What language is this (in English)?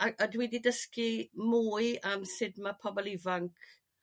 Welsh